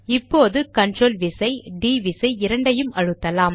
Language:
Tamil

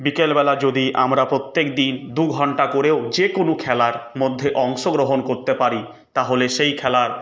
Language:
Bangla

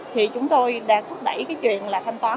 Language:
Vietnamese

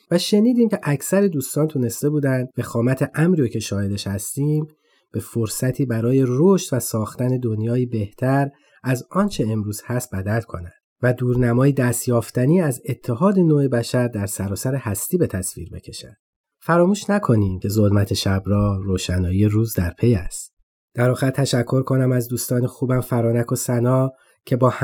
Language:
Persian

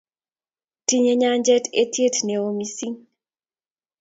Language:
Kalenjin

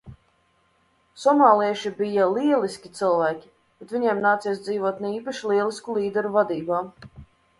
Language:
Latvian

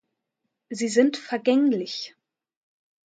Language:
German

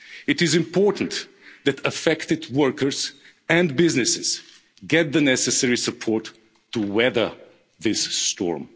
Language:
English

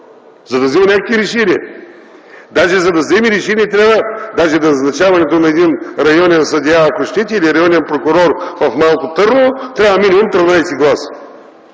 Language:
Bulgarian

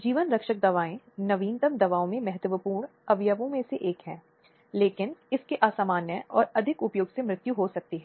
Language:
Hindi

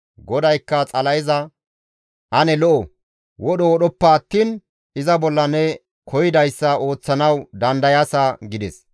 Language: Gamo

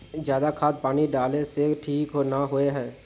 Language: Magahi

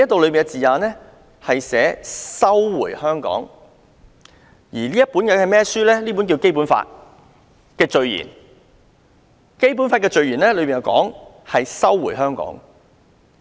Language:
Cantonese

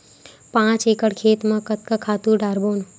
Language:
Chhattisgarhi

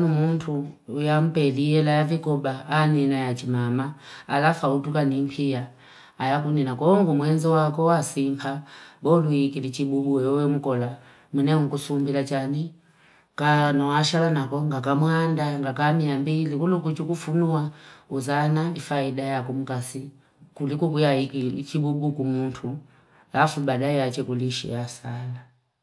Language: Fipa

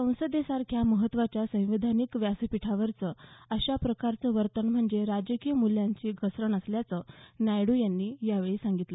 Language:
Marathi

